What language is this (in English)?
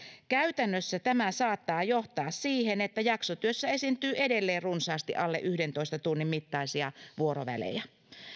Finnish